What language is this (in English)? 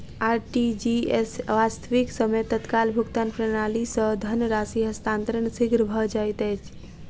Maithili